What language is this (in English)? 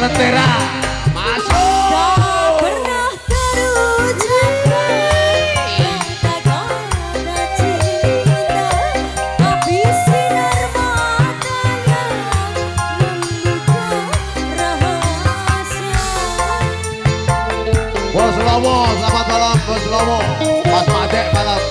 Indonesian